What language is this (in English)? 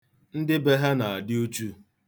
Igbo